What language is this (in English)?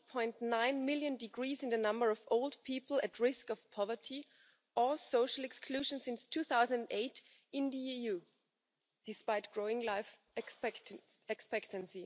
English